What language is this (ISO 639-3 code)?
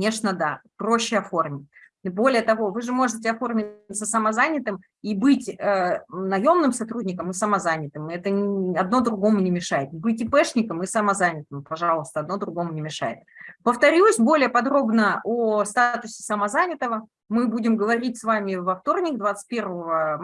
rus